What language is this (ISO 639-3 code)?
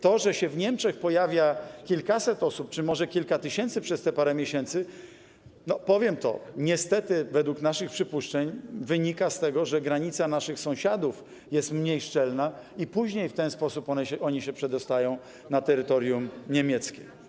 pol